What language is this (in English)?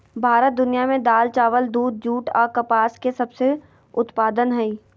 Magahi